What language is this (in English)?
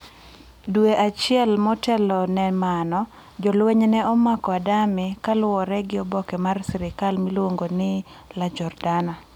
Luo (Kenya and Tanzania)